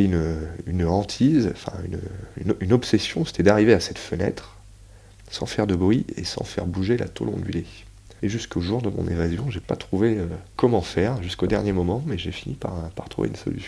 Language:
French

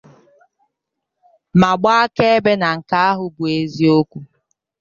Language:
Igbo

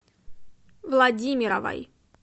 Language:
Russian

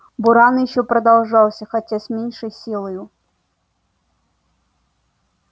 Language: Russian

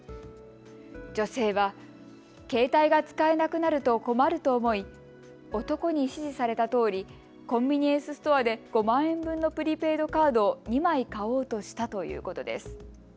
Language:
Japanese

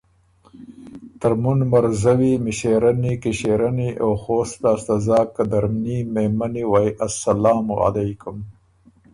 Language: Ormuri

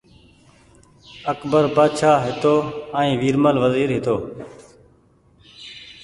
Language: Goaria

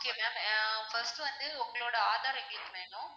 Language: Tamil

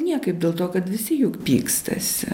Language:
Lithuanian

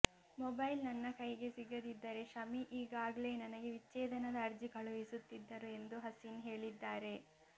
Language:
Kannada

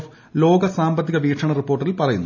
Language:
Malayalam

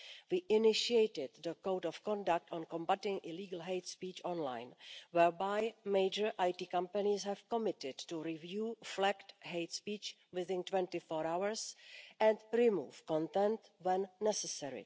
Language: English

